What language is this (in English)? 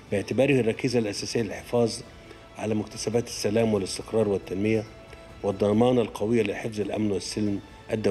Arabic